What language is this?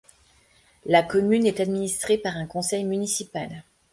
French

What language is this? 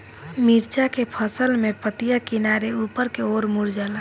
Bhojpuri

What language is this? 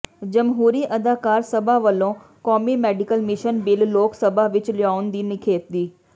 Punjabi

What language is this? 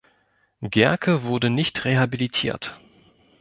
German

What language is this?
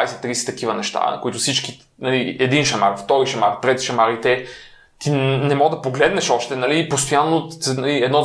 Bulgarian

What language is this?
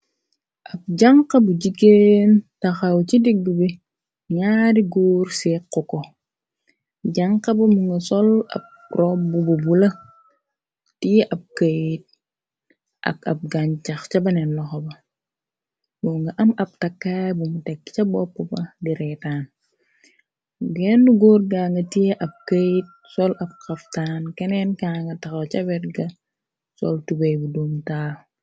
Wolof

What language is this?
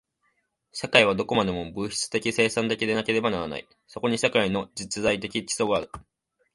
Japanese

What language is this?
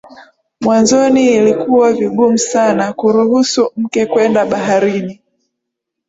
Swahili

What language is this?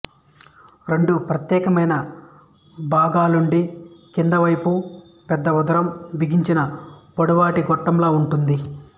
Telugu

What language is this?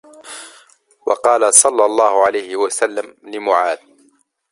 Arabic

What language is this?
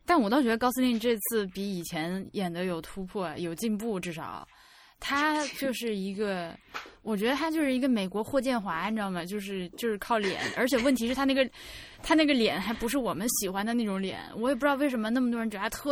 Chinese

